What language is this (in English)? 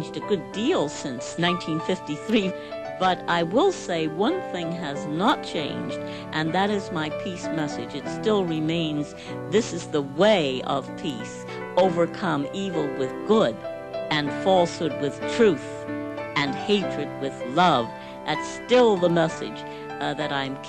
English